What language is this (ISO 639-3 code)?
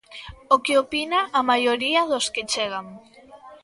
glg